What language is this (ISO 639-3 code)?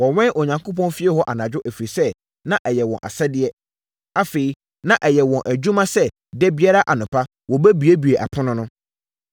aka